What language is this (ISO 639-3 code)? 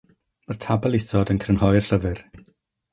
cym